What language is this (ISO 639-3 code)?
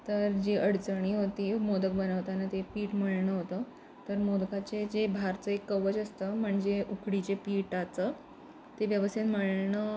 mar